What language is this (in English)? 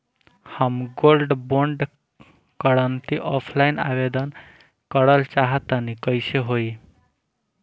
Bhojpuri